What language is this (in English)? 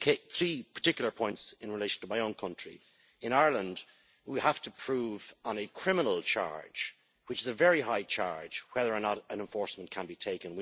English